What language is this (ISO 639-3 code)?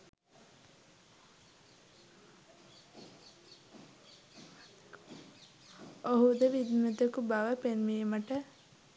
sin